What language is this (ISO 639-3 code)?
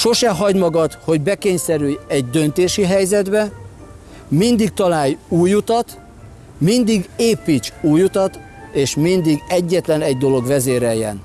hun